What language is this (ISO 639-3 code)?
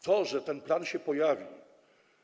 pol